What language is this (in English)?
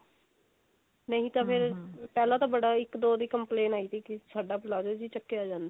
Punjabi